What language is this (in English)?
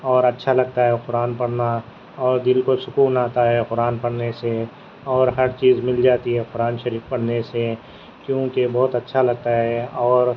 Urdu